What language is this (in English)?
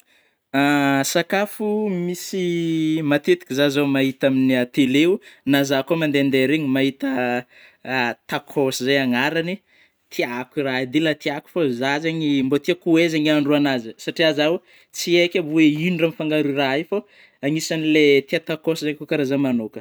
Northern Betsimisaraka Malagasy